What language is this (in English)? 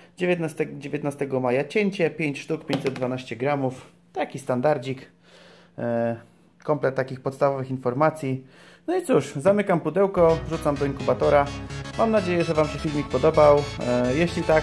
Polish